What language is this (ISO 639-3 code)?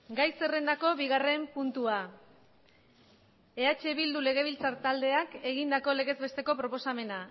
eus